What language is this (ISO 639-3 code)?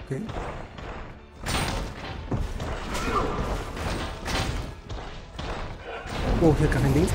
deu